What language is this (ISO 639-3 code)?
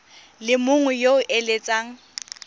tsn